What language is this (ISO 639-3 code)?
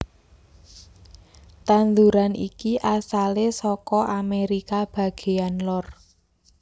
jav